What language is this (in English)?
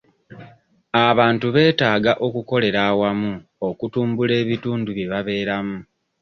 Ganda